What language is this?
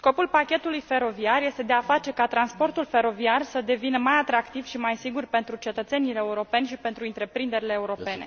Romanian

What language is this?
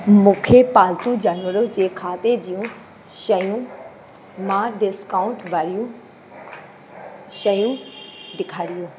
Sindhi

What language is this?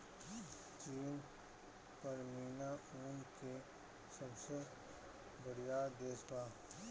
Bhojpuri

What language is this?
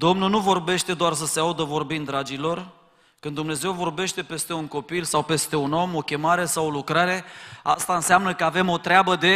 Romanian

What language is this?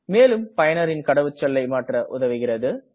Tamil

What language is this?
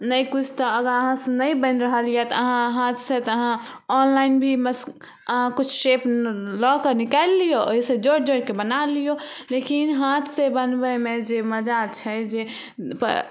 Maithili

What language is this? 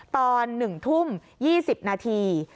Thai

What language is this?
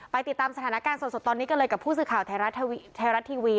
Thai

